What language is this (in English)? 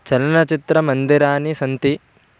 Sanskrit